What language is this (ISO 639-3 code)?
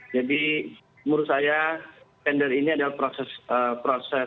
ind